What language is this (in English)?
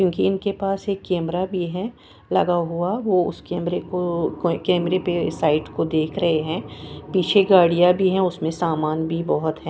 Hindi